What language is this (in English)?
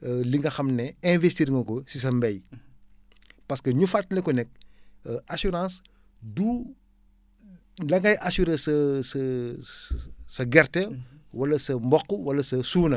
Wolof